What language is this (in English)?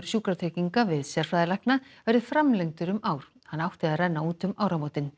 Icelandic